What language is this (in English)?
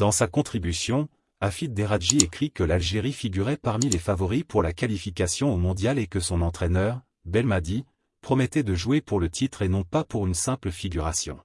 French